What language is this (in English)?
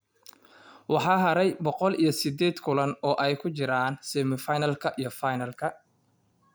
Somali